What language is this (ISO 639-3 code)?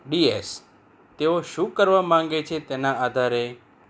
guj